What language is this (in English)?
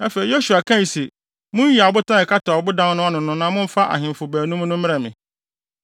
Akan